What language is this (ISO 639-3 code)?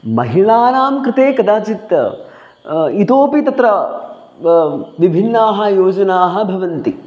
san